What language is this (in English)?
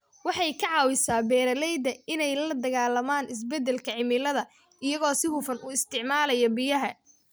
Somali